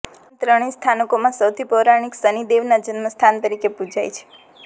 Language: Gujarati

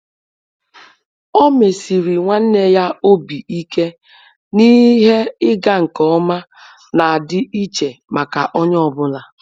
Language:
Igbo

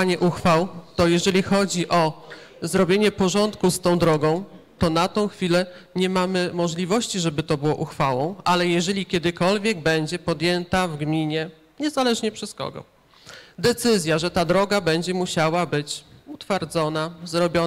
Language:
Polish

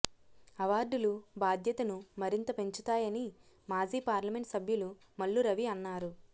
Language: Telugu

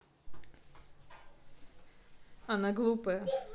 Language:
Russian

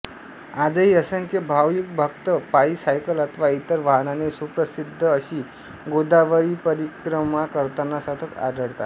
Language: Marathi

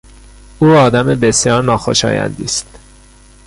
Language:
Persian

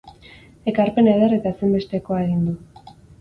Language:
Basque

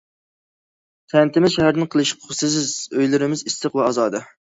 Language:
Uyghur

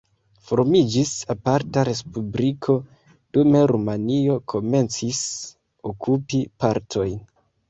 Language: Esperanto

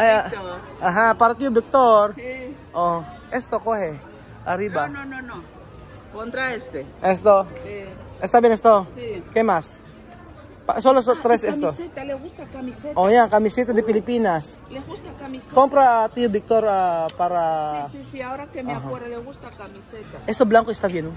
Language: Filipino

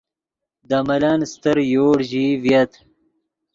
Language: Yidgha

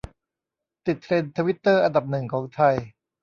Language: Thai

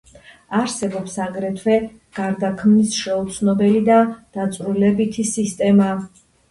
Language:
Georgian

